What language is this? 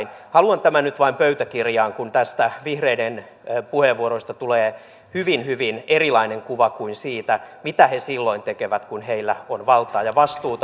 Finnish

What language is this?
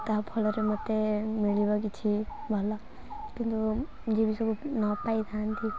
Odia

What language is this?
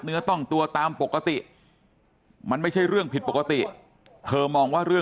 Thai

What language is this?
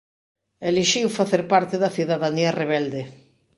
Galician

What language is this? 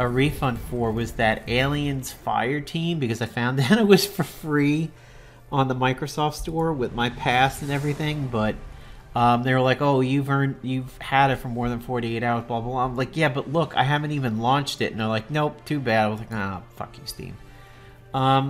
English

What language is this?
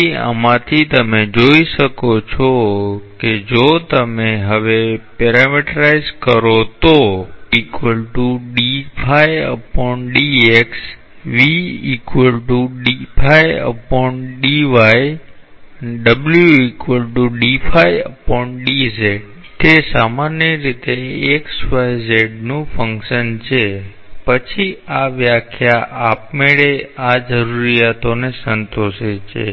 Gujarati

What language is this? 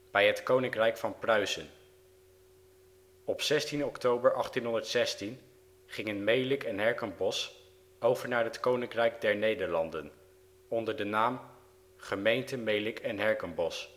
Dutch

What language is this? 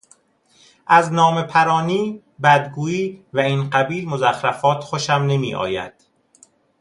Persian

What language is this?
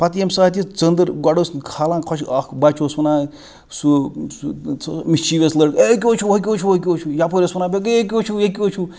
Kashmiri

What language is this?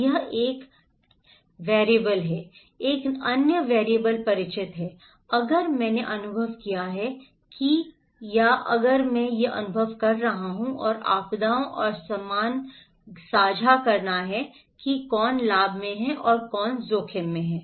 Hindi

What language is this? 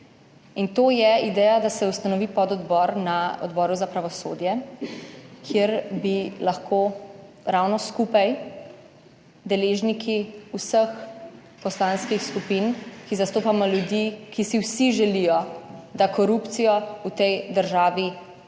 Slovenian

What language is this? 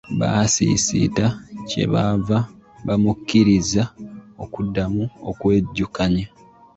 Ganda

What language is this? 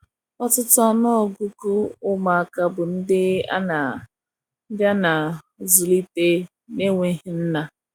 Igbo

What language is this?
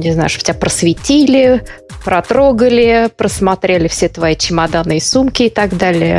Russian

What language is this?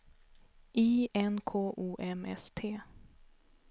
Swedish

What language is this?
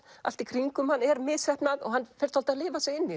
Icelandic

